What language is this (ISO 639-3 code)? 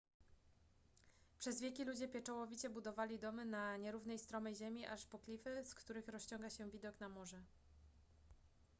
pol